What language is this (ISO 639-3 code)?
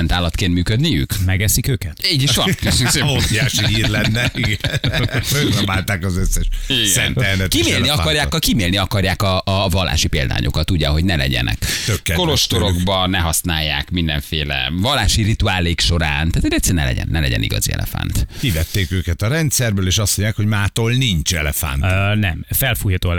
hun